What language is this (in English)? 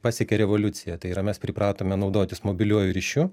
Lithuanian